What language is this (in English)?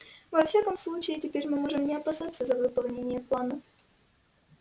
Russian